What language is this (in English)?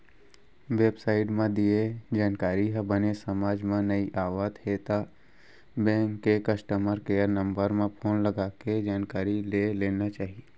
Chhattisgarhi